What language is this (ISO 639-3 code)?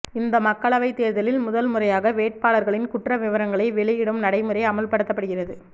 tam